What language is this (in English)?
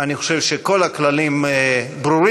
Hebrew